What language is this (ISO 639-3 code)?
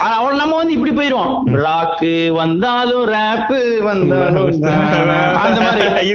tam